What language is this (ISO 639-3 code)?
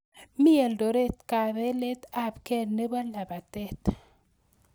kln